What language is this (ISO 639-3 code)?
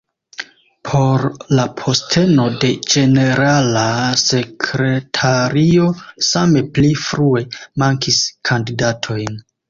epo